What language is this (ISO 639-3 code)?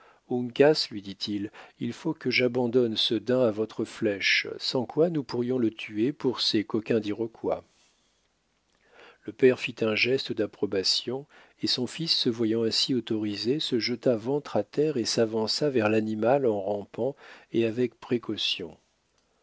fra